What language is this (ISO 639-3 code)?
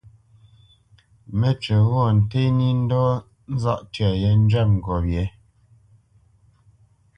bce